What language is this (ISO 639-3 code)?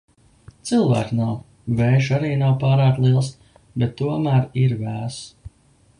lav